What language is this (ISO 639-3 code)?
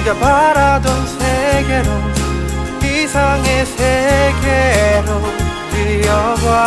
kor